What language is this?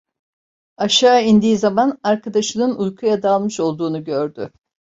Turkish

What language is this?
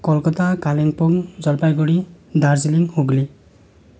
Nepali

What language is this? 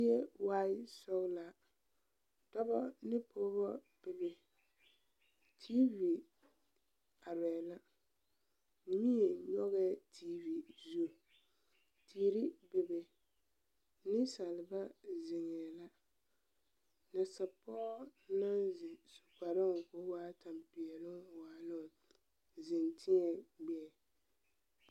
Southern Dagaare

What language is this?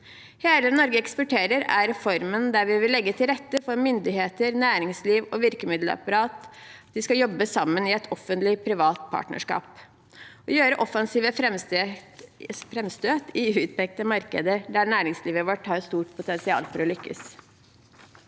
Norwegian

